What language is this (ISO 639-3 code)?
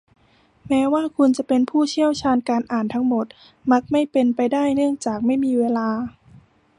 tha